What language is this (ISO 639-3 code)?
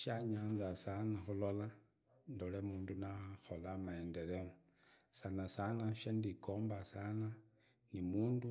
ida